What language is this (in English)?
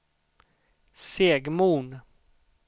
Swedish